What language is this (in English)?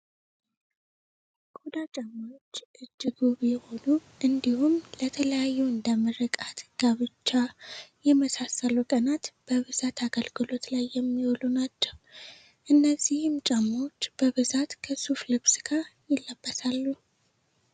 Amharic